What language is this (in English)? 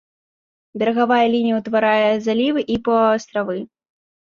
Belarusian